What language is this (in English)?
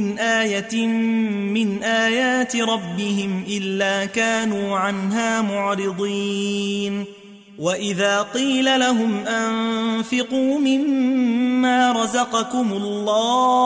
Arabic